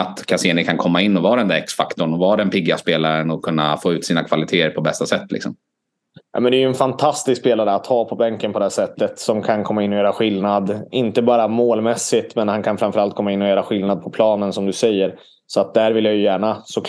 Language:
Swedish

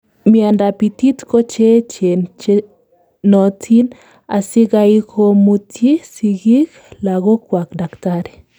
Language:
Kalenjin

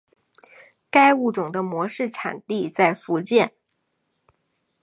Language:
Chinese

